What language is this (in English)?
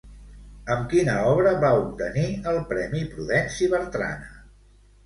Catalan